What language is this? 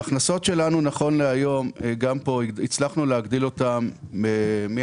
Hebrew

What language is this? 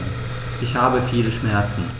German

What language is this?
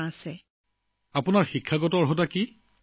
Assamese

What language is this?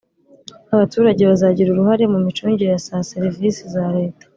Kinyarwanda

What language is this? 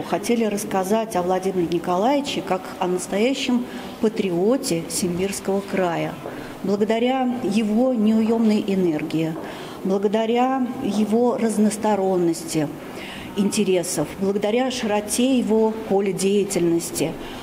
Russian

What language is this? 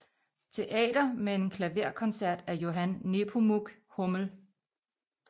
Danish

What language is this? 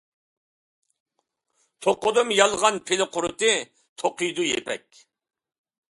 Uyghur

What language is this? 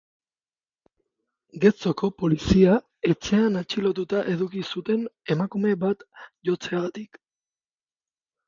Basque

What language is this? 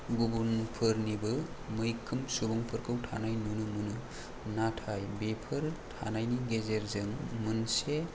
Bodo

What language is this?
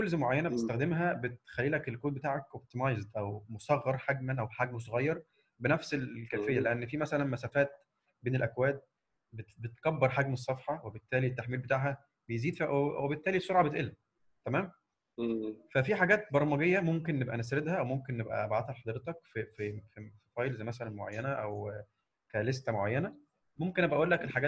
Arabic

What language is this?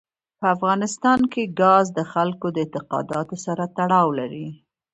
Pashto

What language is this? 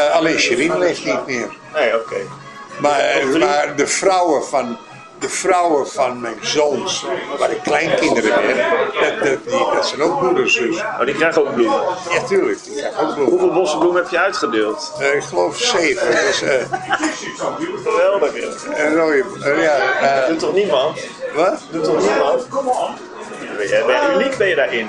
Dutch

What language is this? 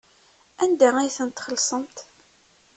Kabyle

